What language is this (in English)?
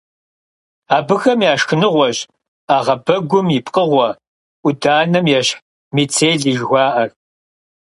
Kabardian